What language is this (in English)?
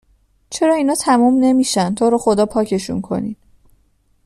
Persian